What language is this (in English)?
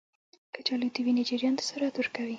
Pashto